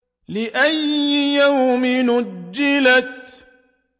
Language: Arabic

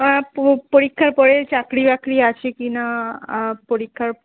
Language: Bangla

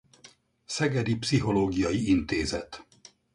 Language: Hungarian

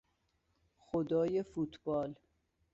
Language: Persian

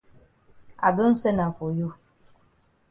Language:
Cameroon Pidgin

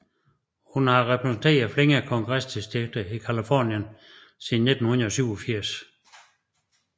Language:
Danish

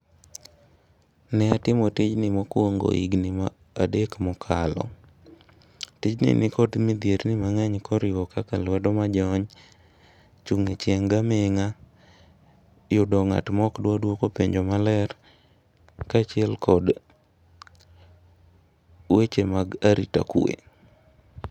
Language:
Luo (Kenya and Tanzania)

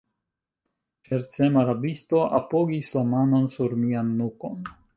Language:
Esperanto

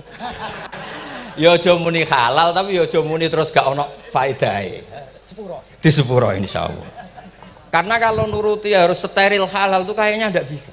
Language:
Indonesian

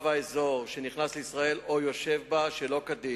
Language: Hebrew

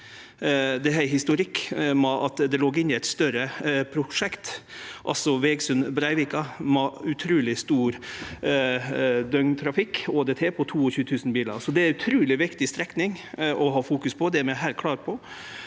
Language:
Norwegian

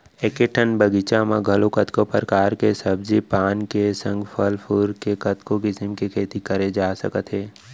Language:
Chhattisgarhi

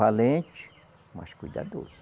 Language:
Portuguese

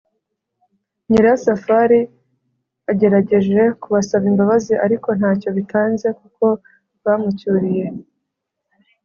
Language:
Kinyarwanda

